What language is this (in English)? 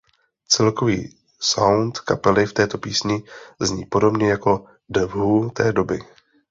Czech